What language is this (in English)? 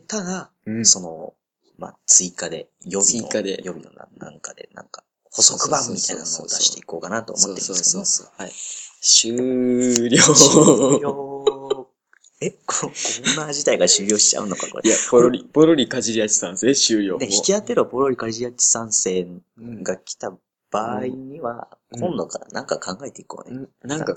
Japanese